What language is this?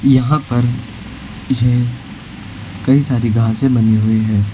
Hindi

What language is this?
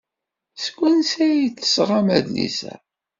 Kabyle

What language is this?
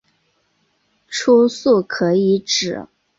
Chinese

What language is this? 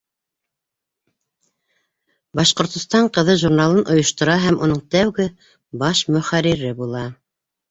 Bashkir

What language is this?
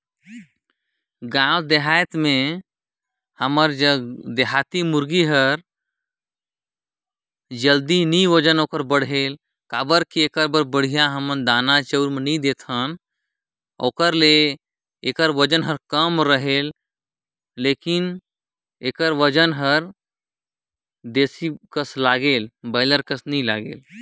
Chhattisgarhi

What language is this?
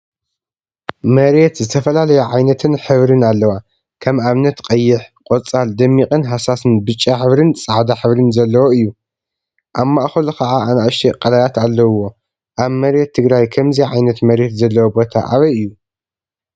Tigrinya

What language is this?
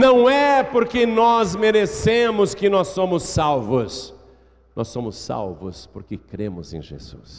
Portuguese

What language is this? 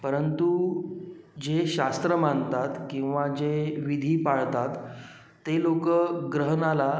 Marathi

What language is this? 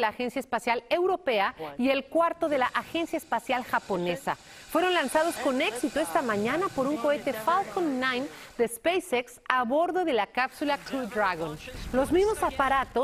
Spanish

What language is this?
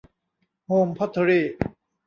Thai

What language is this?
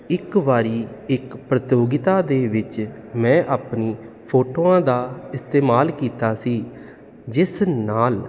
Punjabi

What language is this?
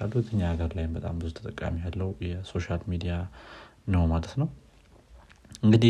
Amharic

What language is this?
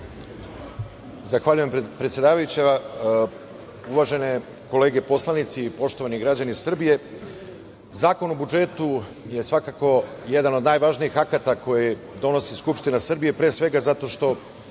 Serbian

